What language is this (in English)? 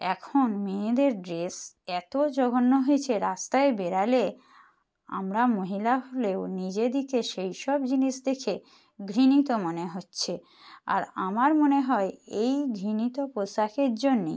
Bangla